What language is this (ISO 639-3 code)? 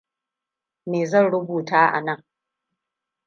hau